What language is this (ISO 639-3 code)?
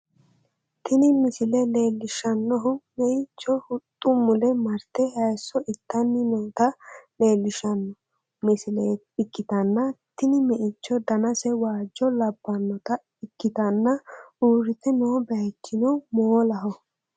sid